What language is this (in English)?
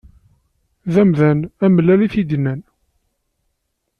Kabyle